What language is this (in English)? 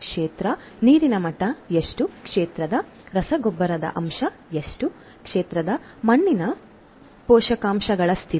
Kannada